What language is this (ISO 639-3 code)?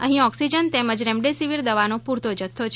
guj